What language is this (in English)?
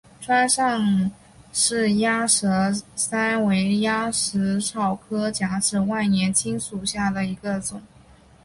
Chinese